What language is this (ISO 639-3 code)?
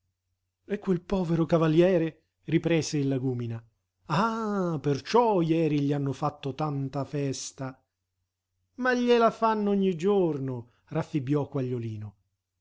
ita